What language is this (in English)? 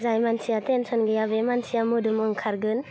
Bodo